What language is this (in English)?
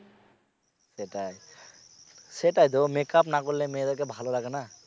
Bangla